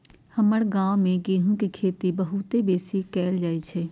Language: Magahi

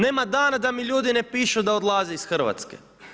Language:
Croatian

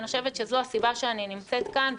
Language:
Hebrew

